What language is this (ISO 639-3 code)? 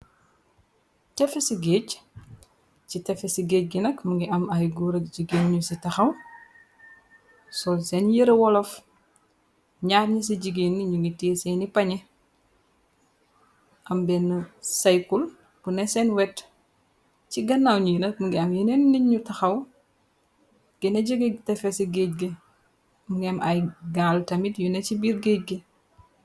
wol